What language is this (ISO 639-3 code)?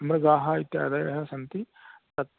san